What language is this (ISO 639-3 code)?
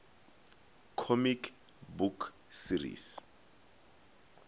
nso